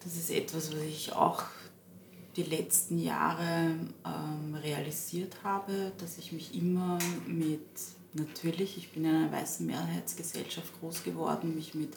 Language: German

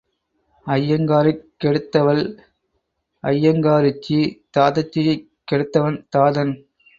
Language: Tamil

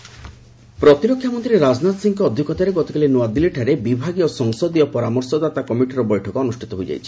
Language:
Odia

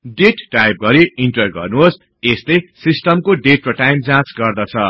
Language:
Nepali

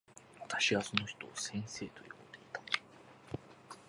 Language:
Japanese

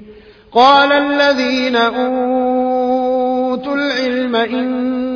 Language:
Arabic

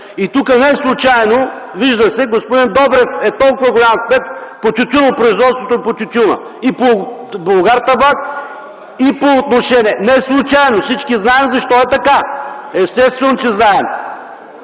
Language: Bulgarian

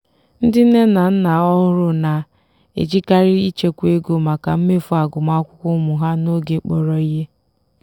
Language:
Igbo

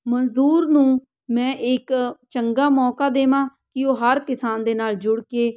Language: Punjabi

